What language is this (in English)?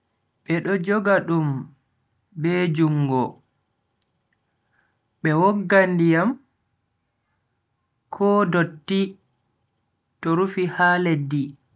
Bagirmi Fulfulde